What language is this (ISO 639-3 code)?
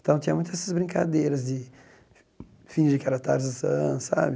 por